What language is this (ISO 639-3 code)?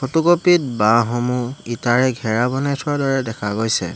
asm